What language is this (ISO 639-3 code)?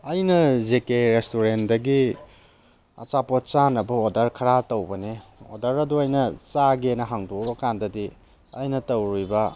mni